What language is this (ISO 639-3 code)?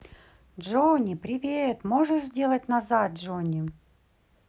rus